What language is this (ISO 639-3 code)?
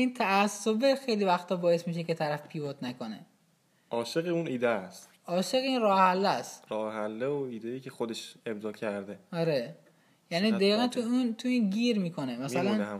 fas